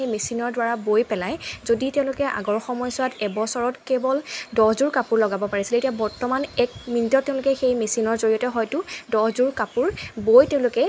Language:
Assamese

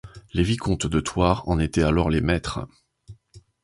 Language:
French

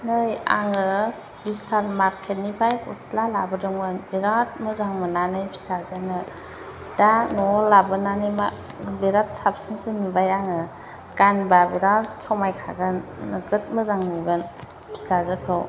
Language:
Bodo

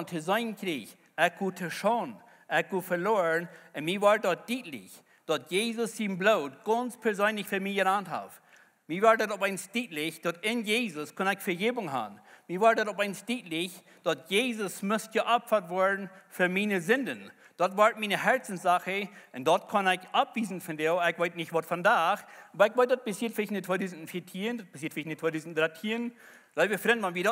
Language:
German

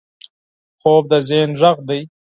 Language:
Pashto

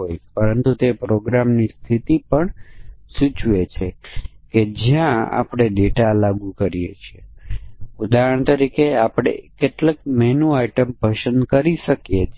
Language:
Gujarati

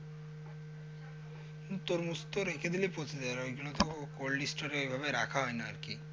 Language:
Bangla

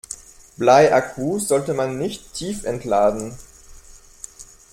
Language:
German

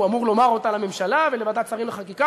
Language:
Hebrew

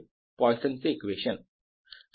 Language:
Marathi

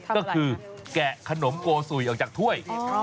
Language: Thai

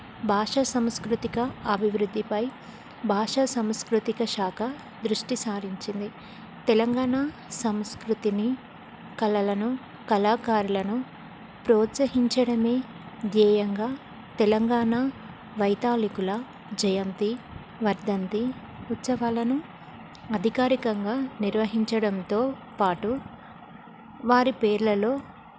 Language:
Telugu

